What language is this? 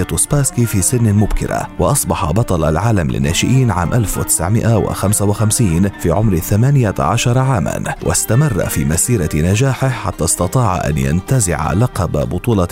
Arabic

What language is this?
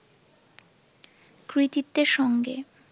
Bangla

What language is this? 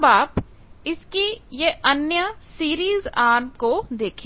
Hindi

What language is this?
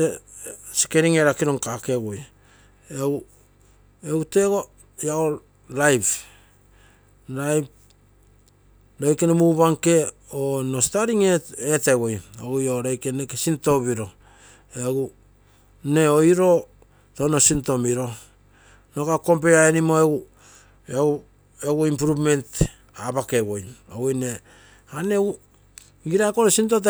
Terei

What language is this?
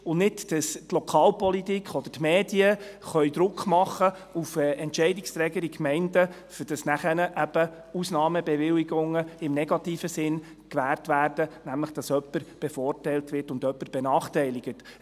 Swiss German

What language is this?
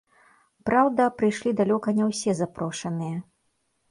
Belarusian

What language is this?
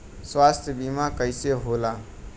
Bhojpuri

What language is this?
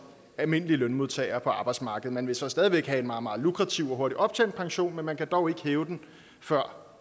Danish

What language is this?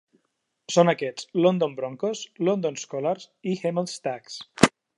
Catalan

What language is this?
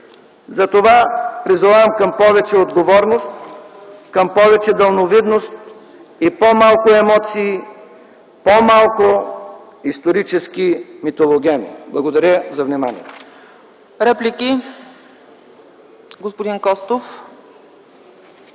Bulgarian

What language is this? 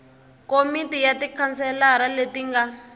Tsonga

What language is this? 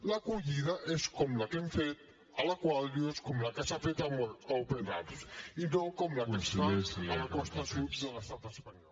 Catalan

